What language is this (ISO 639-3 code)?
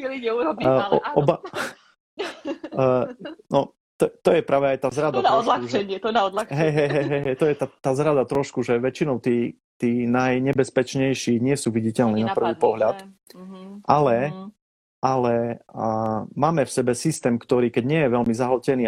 slk